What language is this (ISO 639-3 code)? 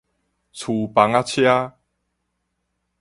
nan